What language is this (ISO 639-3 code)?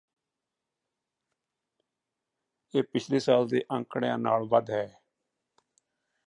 pan